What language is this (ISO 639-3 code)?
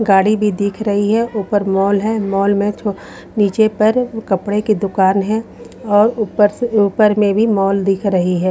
hin